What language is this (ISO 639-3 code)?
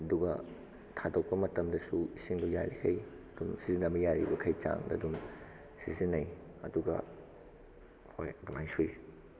mni